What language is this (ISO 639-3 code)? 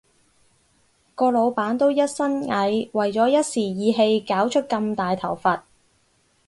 yue